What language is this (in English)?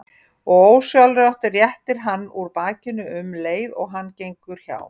Icelandic